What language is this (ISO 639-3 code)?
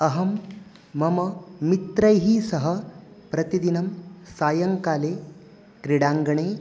san